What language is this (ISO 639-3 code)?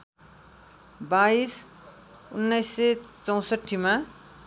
nep